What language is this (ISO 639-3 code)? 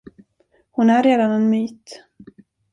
swe